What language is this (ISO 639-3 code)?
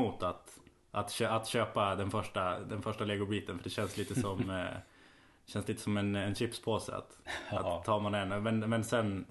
swe